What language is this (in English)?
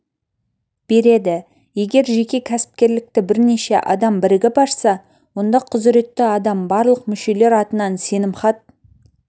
Kazakh